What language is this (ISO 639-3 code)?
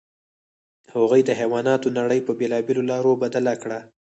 pus